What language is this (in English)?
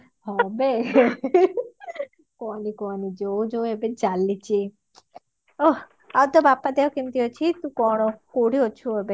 Odia